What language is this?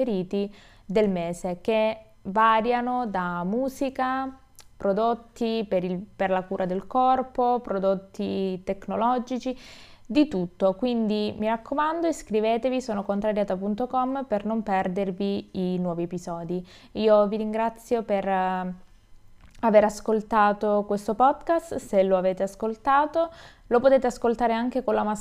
Italian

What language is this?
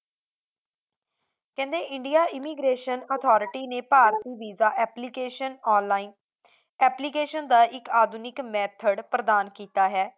Punjabi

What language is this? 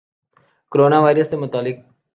Urdu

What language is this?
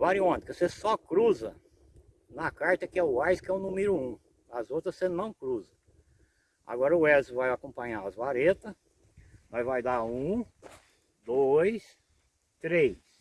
Portuguese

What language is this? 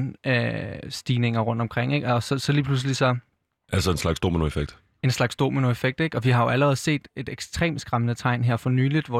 Danish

